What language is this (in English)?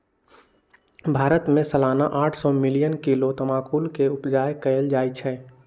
Magahi